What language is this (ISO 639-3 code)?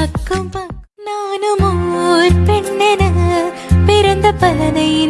tam